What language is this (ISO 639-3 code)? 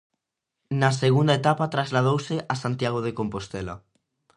glg